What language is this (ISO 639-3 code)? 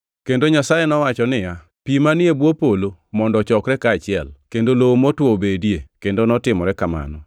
luo